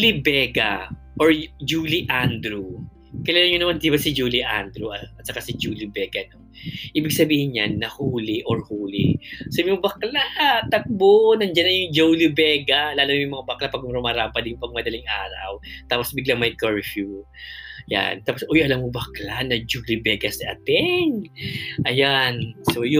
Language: Filipino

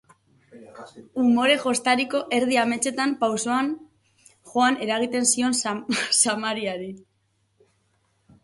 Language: Basque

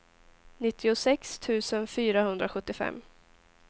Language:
Swedish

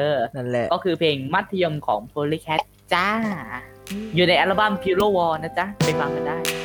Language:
Thai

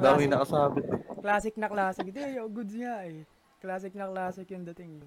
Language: Filipino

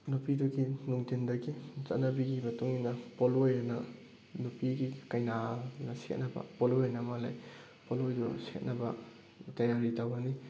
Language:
Manipuri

